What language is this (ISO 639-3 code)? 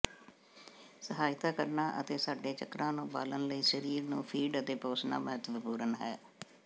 pan